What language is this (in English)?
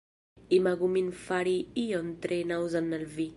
Esperanto